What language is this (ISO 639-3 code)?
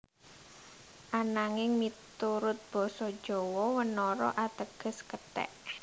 jav